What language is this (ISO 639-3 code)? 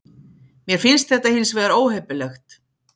isl